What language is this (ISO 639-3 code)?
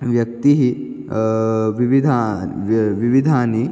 san